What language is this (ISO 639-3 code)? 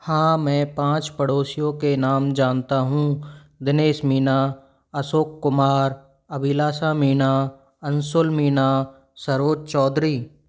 hin